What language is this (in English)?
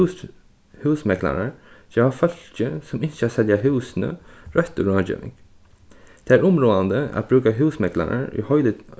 Faroese